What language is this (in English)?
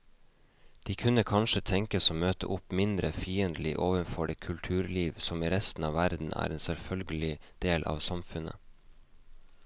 Norwegian